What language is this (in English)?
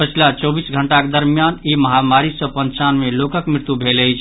Maithili